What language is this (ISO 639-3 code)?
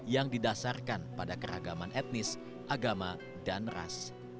ind